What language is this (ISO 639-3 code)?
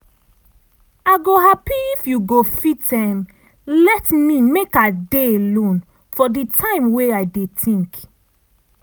pcm